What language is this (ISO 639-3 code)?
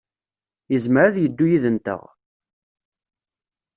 kab